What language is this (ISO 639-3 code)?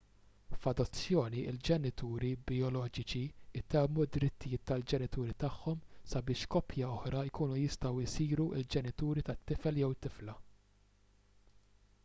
mlt